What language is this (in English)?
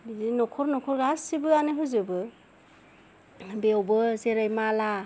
Bodo